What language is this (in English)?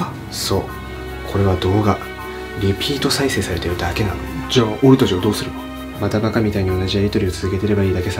Japanese